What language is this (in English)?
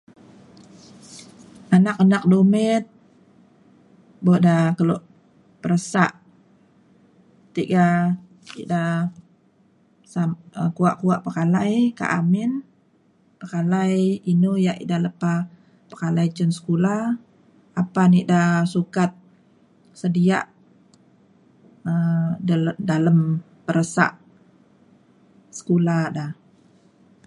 Mainstream Kenyah